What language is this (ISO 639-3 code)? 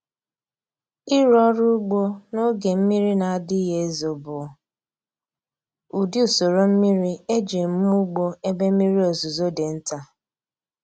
ibo